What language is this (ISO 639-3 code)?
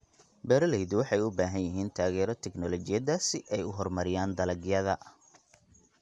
som